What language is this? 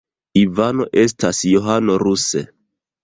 Esperanto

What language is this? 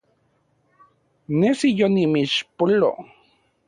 Central Puebla Nahuatl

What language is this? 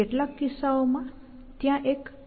Gujarati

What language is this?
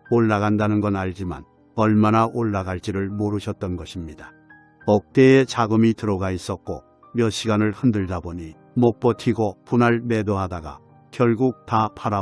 Korean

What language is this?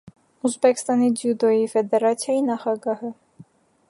Armenian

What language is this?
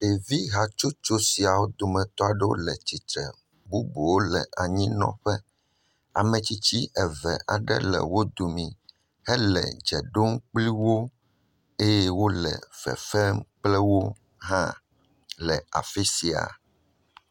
Ewe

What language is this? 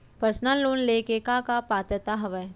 Chhattisgarhi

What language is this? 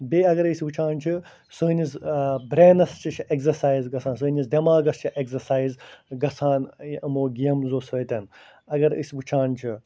Kashmiri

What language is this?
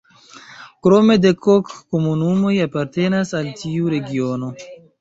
Esperanto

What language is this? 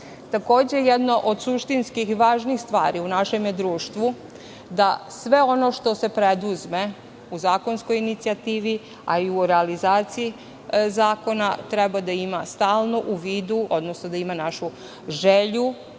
Serbian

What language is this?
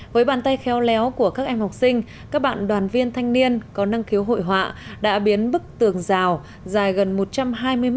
Vietnamese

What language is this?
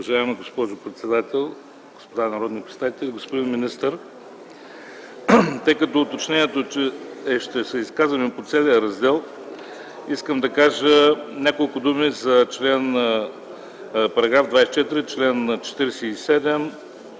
Bulgarian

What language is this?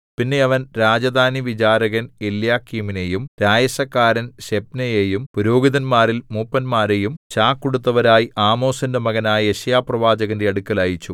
Malayalam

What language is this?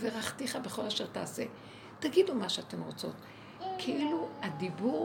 Hebrew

